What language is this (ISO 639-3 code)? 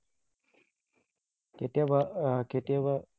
asm